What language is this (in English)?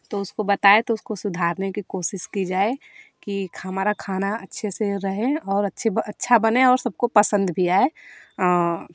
Hindi